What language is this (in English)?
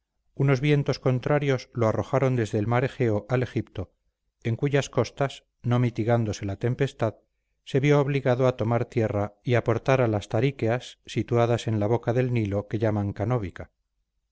Spanish